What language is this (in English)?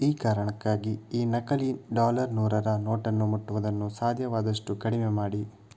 Kannada